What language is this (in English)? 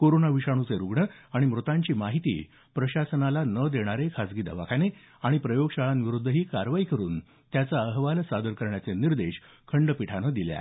Marathi